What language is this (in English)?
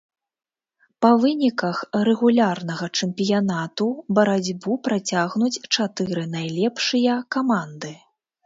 Belarusian